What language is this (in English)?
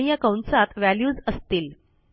Marathi